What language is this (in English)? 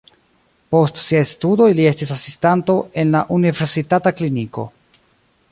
Esperanto